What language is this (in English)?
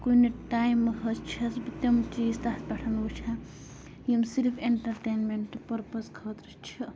Kashmiri